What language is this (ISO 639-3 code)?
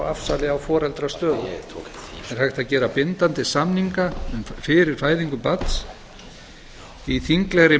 isl